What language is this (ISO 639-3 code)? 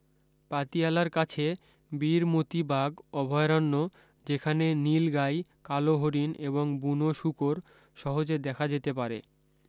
ben